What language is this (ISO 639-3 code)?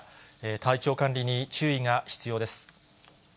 jpn